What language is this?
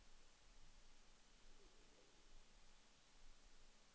Danish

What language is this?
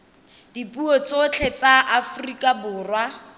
Tswana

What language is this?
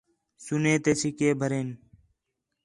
Khetrani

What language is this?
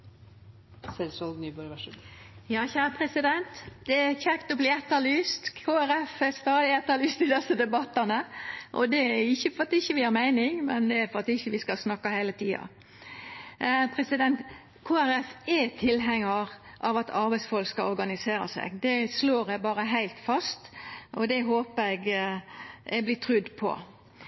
Norwegian Nynorsk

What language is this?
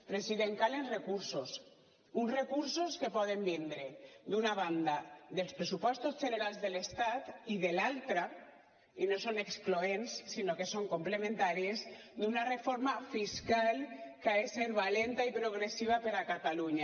Catalan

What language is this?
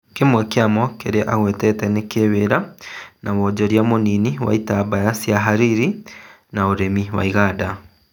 Kikuyu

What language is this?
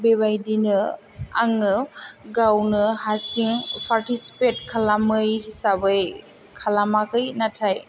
Bodo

